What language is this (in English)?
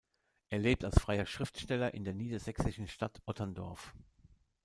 German